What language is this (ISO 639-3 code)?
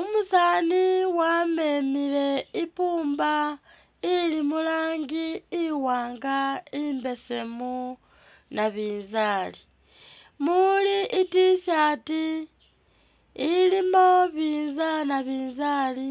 myx